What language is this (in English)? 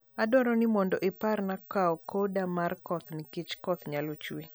Luo (Kenya and Tanzania)